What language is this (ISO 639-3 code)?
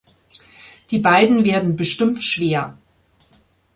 deu